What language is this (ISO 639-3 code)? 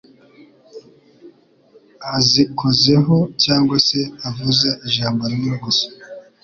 kin